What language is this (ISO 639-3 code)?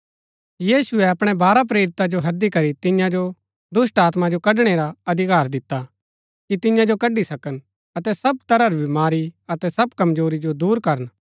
gbk